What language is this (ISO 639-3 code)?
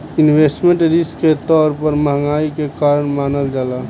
bho